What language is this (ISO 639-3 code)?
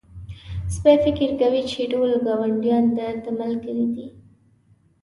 pus